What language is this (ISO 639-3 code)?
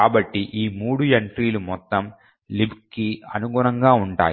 tel